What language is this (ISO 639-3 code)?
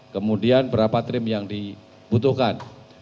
ind